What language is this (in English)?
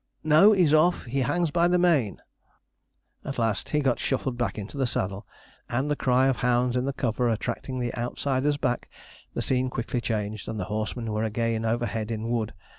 English